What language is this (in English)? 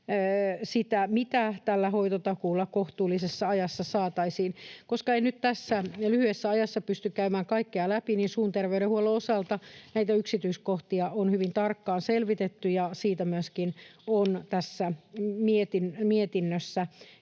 Finnish